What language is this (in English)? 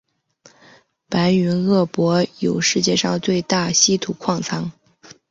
Chinese